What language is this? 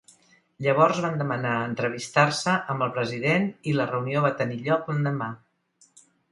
Catalan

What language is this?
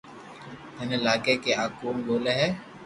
Loarki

